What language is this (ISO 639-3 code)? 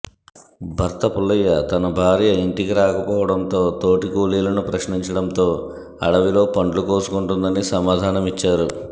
tel